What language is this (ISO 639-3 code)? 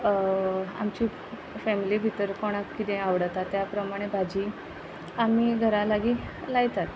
kok